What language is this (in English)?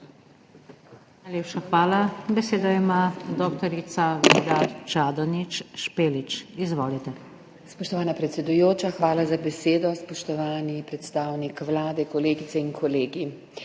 Slovenian